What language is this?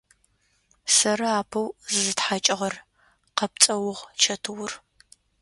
Adyghe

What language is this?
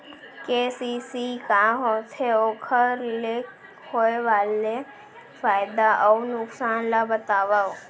Chhattisgarhi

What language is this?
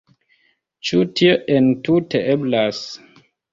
Esperanto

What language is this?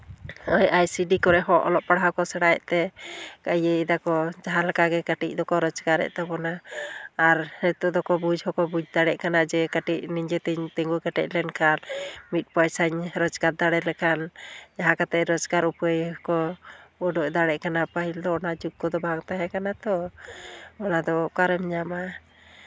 Santali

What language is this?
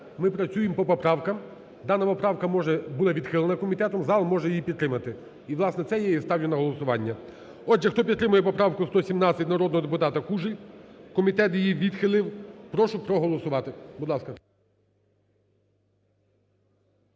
Ukrainian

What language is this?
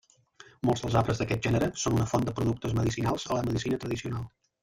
Catalan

